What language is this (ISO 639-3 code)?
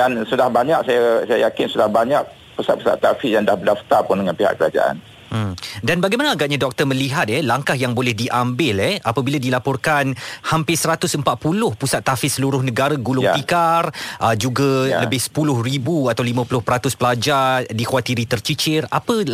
msa